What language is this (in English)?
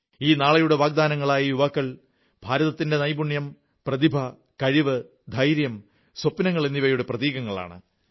Malayalam